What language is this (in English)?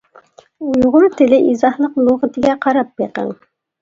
Uyghur